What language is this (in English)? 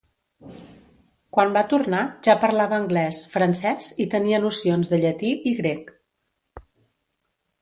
Catalan